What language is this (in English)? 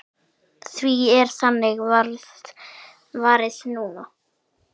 Icelandic